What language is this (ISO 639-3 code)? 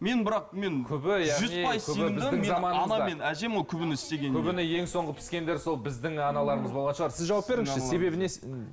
kaz